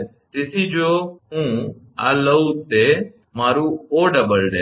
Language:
Gujarati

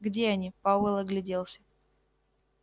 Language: Russian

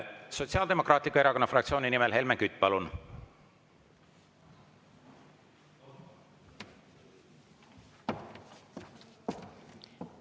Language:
Estonian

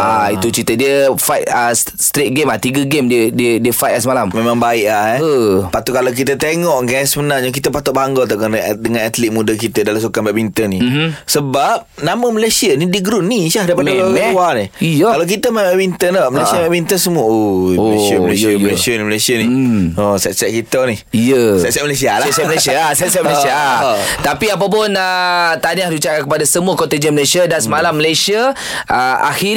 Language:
Malay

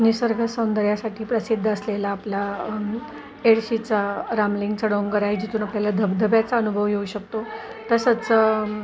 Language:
Marathi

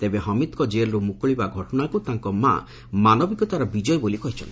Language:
Odia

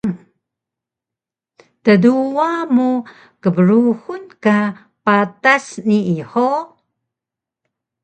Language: Taroko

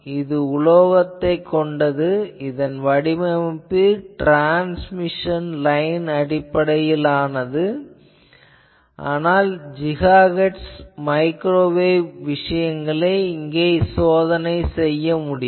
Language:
Tamil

